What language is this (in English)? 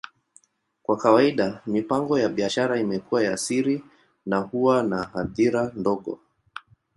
Swahili